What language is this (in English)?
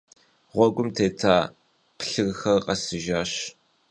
Kabardian